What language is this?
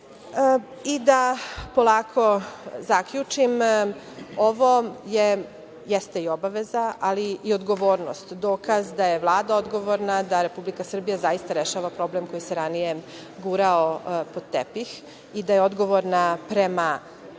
Serbian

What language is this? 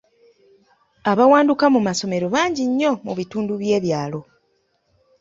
Ganda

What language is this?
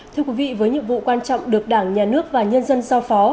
Vietnamese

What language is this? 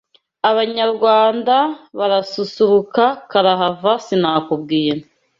Kinyarwanda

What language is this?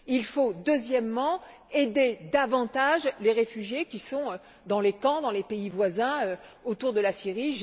French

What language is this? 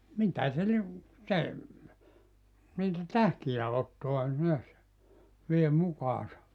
Finnish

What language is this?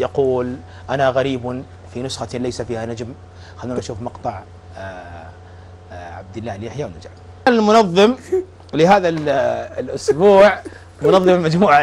Arabic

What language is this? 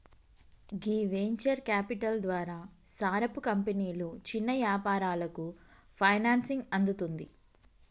Telugu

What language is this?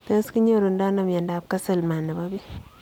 Kalenjin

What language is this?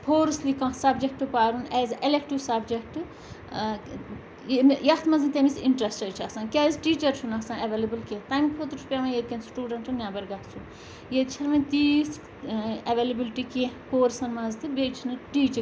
Kashmiri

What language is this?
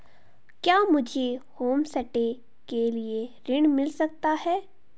Hindi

